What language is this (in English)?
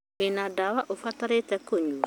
Kikuyu